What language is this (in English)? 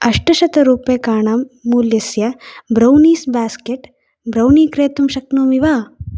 Sanskrit